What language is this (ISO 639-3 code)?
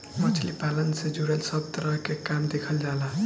bho